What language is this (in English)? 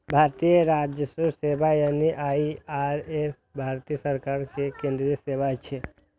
Maithili